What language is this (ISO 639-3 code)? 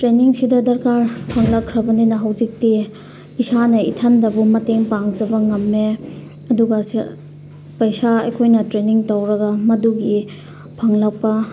mni